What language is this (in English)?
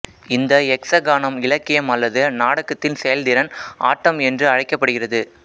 Tamil